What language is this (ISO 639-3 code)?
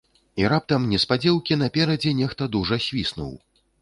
bel